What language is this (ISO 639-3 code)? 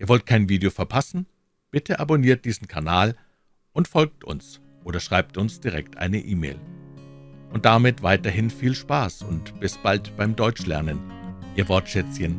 deu